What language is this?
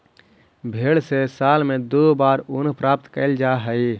Magahi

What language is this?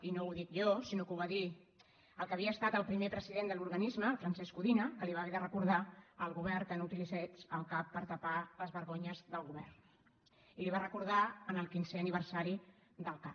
Catalan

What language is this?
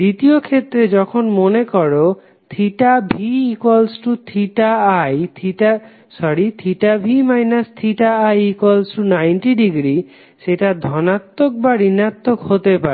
Bangla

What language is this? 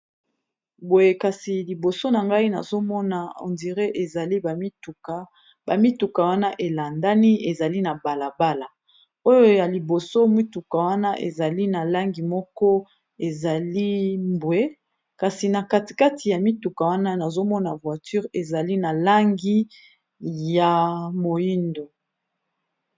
Lingala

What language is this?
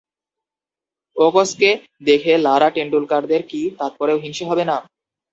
Bangla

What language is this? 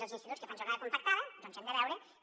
Catalan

